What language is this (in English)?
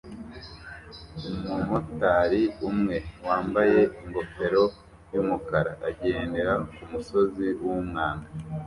Kinyarwanda